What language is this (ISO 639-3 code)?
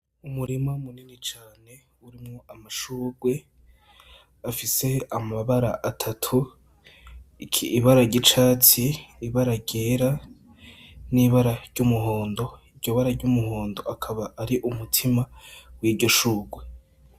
run